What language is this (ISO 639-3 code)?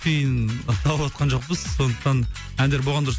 kaz